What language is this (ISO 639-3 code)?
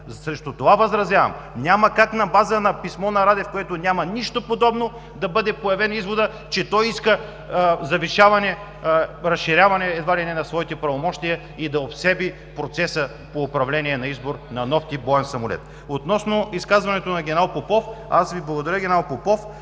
bul